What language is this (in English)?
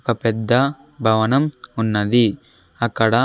Telugu